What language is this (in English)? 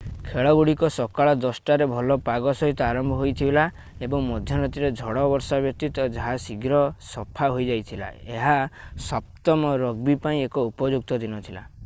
Odia